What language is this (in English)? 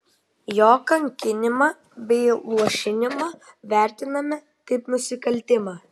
Lithuanian